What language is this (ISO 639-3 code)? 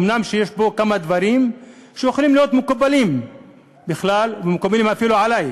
heb